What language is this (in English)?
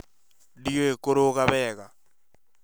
Kikuyu